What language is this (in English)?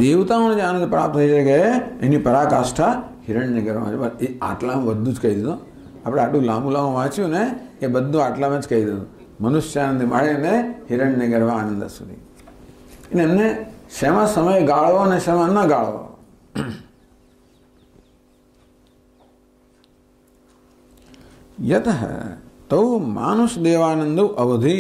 Gujarati